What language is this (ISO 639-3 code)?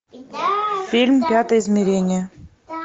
rus